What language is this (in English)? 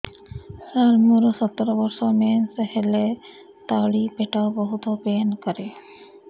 Odia